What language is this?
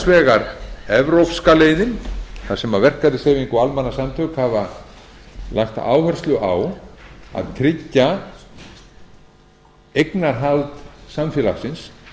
Icelandic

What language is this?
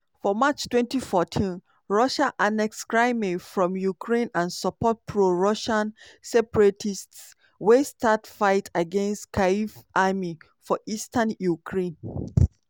Nigerian Pidgin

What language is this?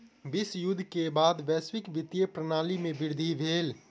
Maithili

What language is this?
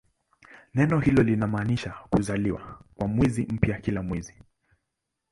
Swahili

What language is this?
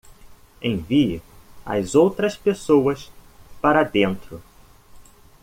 Portuguese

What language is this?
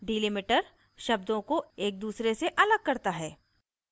Hindi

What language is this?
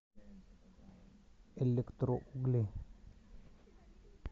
Russian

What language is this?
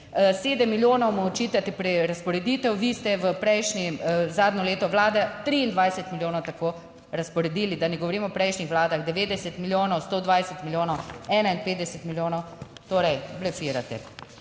Slovenian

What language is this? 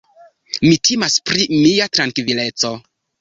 Esperanto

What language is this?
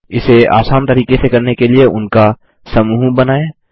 Hindi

